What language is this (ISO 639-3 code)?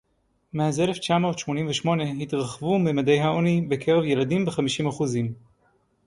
heb